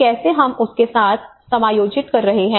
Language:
Hindi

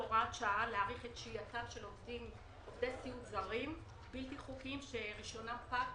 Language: Hebrew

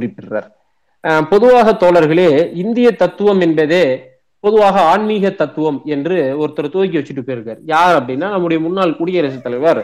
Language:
Tamil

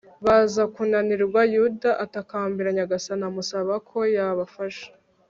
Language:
Kinyarwanda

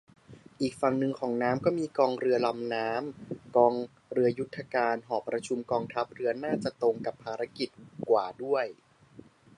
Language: Thai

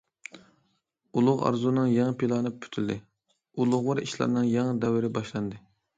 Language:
Uyghur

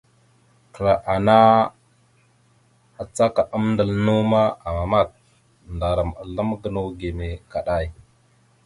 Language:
Mada (Cameroon)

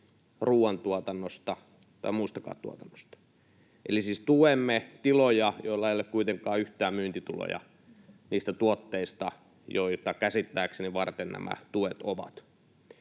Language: Finnish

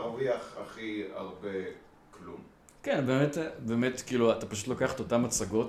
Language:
Hebrew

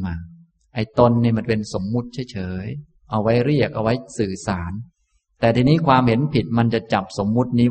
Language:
Thai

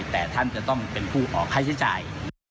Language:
Thai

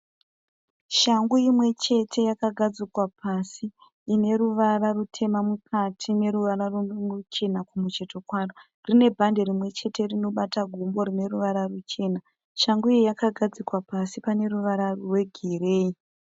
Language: Shona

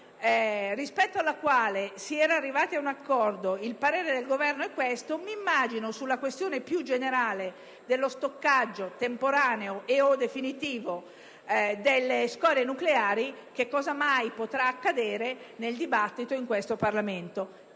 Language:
Italian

